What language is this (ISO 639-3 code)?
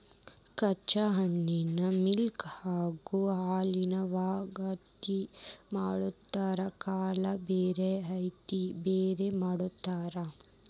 kan